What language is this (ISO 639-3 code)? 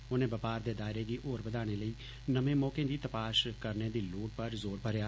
doi